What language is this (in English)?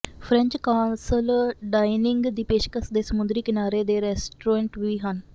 Punjabi